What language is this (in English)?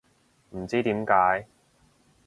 Cantonese